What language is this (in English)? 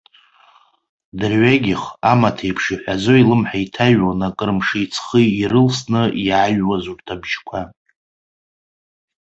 Abkhazian